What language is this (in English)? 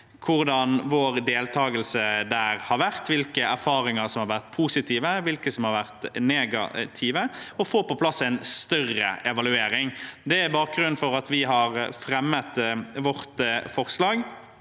Norwegian